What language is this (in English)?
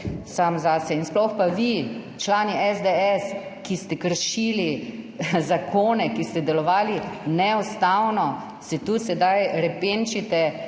Slovenian